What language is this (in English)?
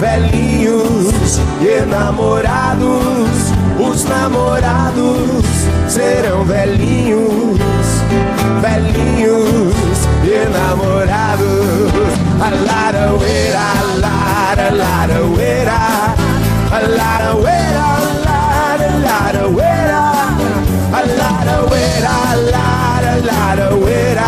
Portuguese